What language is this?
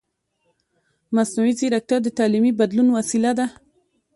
Pashto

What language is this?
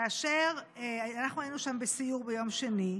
Hebrew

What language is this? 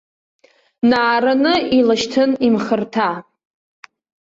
Abkhazian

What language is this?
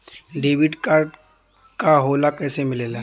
Bhojpuri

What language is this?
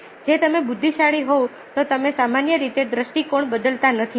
Gujarati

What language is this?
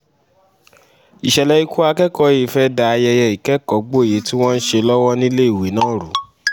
Yoruba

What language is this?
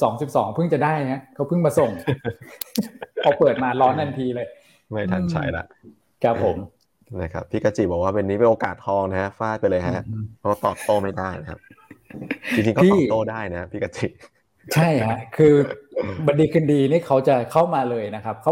Thai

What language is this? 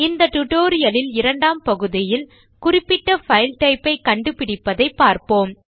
Tamil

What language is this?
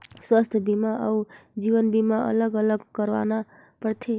Chhattisgarhi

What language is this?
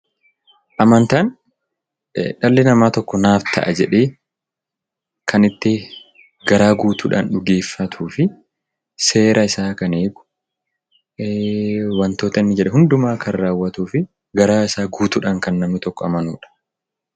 Oromo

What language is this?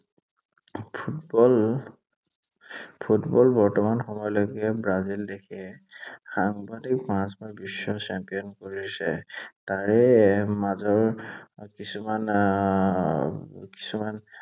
Assamese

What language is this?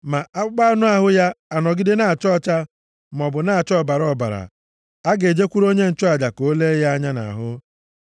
Igbo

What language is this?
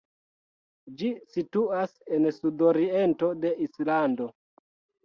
Esperanto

